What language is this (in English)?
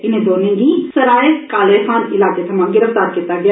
Dogri